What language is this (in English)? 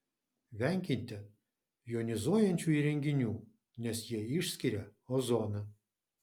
Lithuanian